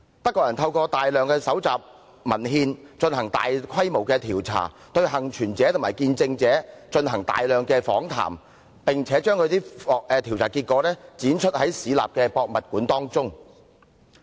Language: Cantonese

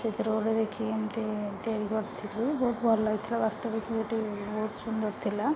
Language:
Odia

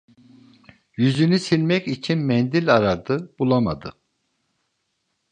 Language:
Turkish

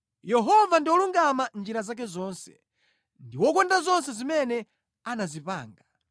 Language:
Nyanja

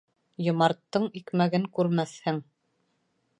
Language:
Bashkir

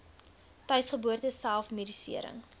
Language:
Afrikaans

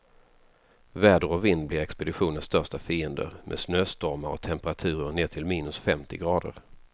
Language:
Swedish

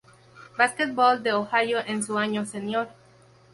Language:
Spanish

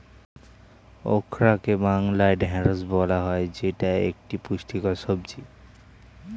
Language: Bangla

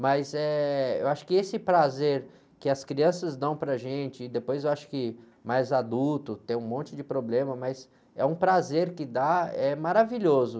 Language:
Portuguese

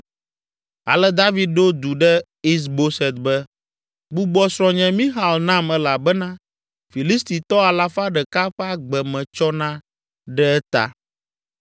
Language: Ewe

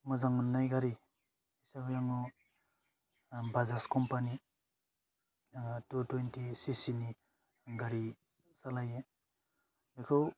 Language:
Bodo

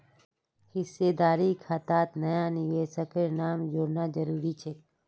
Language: Magahi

